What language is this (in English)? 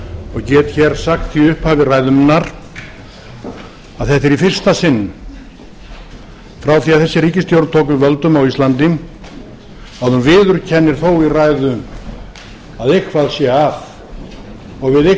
Icelandic